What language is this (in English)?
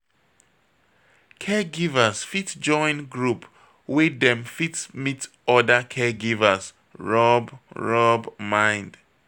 Nigerian Pidgin